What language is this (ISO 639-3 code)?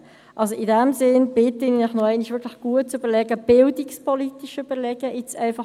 gsw